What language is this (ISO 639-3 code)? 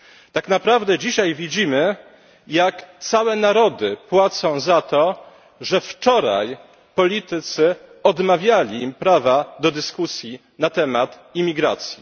pol